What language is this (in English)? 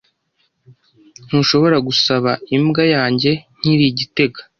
Kinyarwanda